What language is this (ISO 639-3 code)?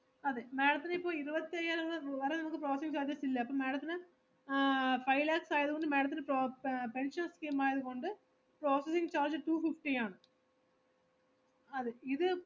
mal